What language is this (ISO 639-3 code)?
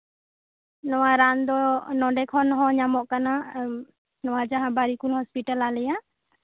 sat